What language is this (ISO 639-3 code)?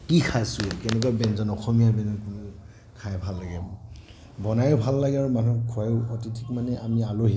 asm